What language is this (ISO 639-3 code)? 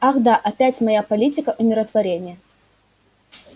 rus